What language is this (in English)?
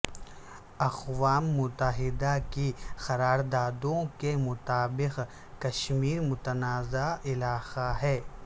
Urdu